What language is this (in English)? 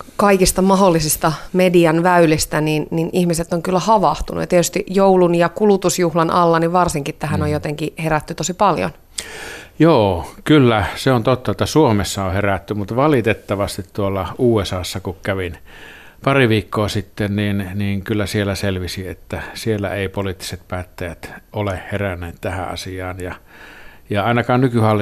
Finnish